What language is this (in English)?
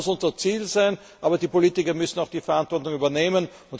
German